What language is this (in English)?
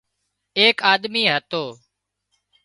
Wadiyara Koli